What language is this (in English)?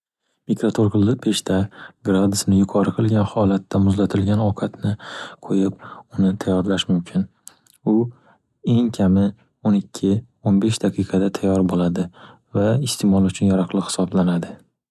Uzbek